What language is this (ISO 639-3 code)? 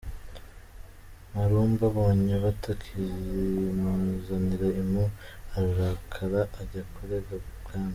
kin